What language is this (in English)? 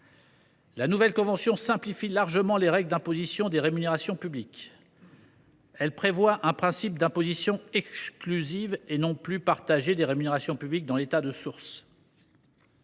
French